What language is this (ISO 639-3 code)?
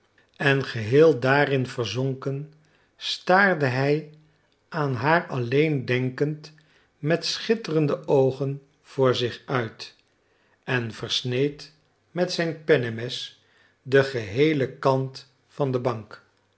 nld